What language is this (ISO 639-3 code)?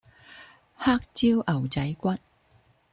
yue